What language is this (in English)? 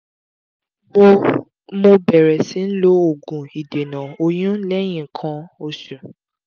Yoruba